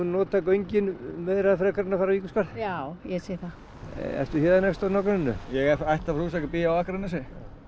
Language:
Icelandic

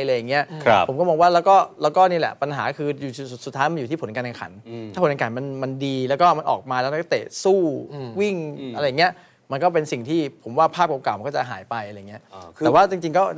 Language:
Thai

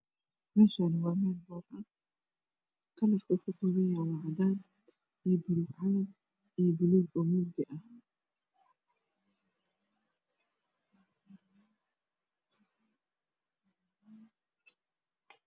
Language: Somali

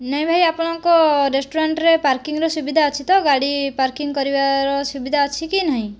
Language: Odia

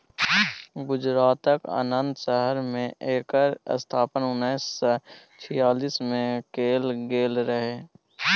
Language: Maithili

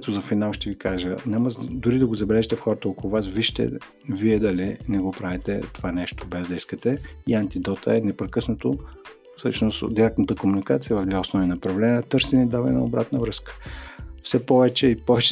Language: Bulgarian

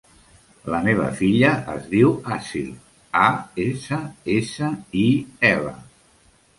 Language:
Catalan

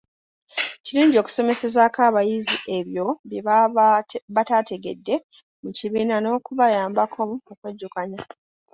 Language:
Ganda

